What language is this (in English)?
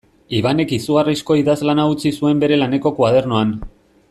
Basque